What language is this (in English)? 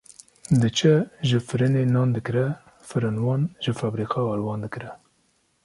Kurdish